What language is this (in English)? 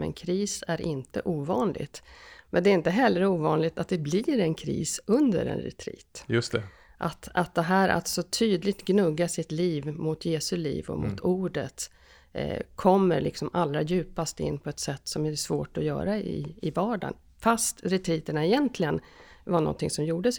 Swedish